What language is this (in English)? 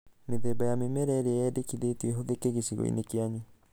Kikuyu